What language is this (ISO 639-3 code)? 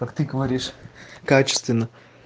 rus